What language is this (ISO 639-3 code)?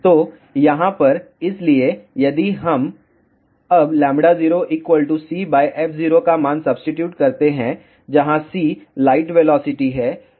hin